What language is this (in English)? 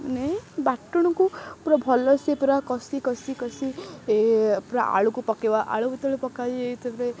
Odia